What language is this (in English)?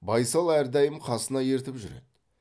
Kazakh